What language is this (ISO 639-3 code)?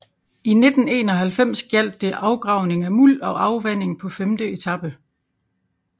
dan